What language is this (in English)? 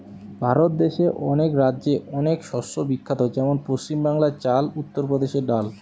Bangla